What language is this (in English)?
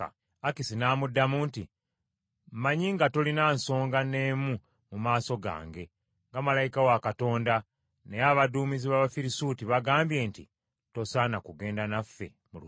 Ganda